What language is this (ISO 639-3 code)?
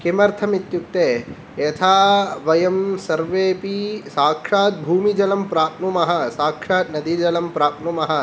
san